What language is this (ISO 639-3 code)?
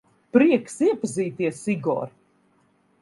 lav